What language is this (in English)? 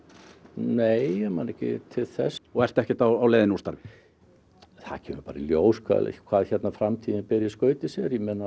Icelandic